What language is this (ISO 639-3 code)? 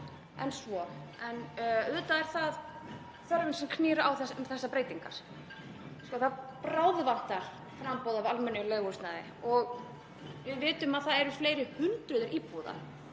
isl